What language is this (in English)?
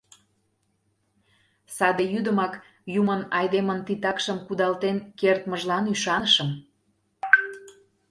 Mari